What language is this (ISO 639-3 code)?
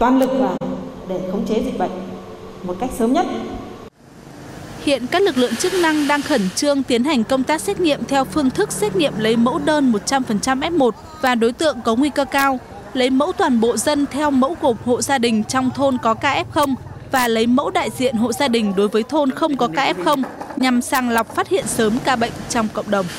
vie